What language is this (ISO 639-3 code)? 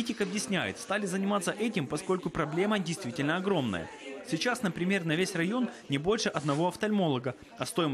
rus